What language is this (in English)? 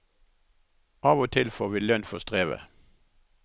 Norwegian